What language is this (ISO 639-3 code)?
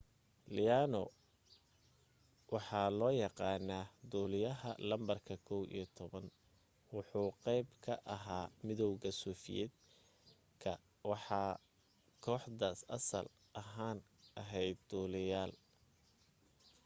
som